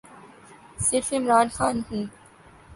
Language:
Urdu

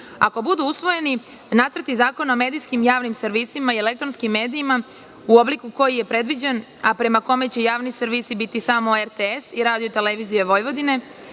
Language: Serbian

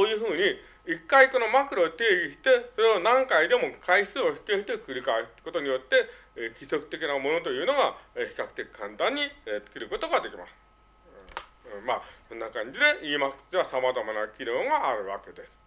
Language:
Japanese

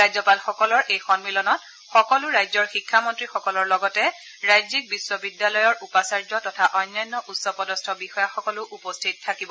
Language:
Assamese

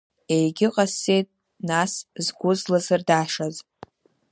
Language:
Abkhazian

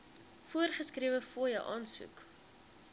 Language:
Afrikaans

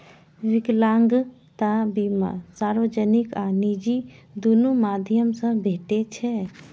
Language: Maithili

